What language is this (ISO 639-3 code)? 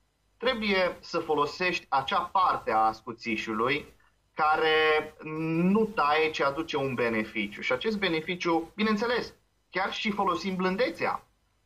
ron